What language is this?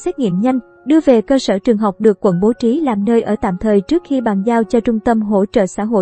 Vietnamese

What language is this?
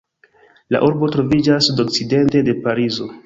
Esperanto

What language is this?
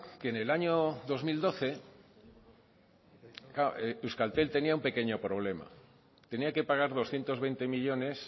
Spanish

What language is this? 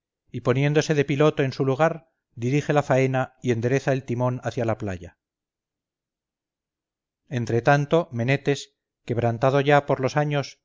Spanish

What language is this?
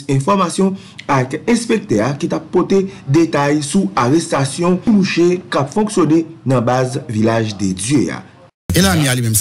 French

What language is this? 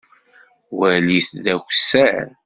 Kabyle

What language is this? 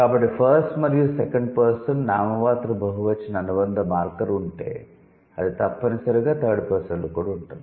Telugu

